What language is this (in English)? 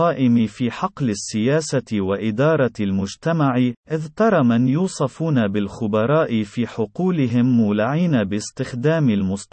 Arabic